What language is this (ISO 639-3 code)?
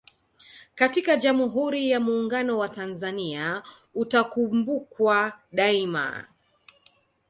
swa